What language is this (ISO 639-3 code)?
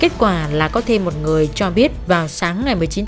vie